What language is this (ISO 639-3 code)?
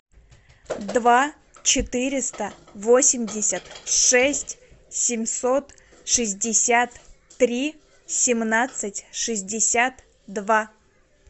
rus